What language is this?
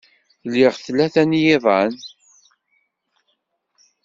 Kabyle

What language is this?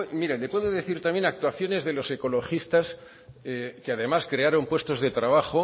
Spanish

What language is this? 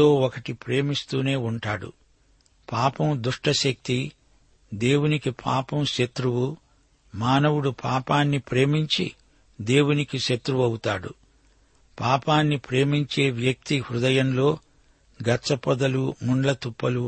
Telugu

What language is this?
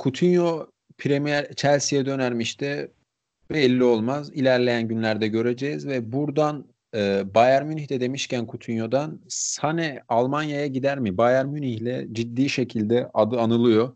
Turkish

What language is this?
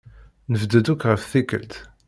Kabyle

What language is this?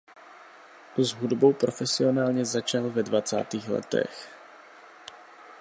Czech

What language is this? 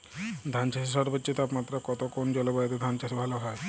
Bangla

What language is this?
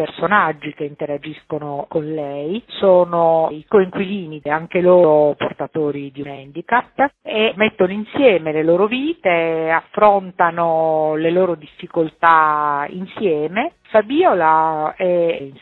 Italian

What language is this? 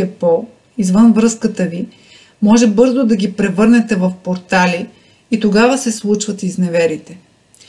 Bulgarian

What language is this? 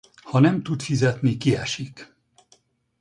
Hungarian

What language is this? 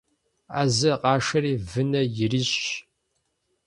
Kabardian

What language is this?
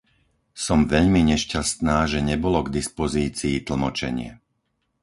Slovak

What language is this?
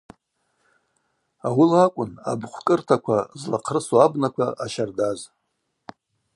Abaza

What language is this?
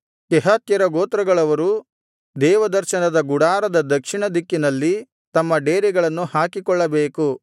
Kannada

